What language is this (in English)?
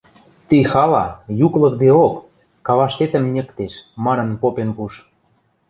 Western Mari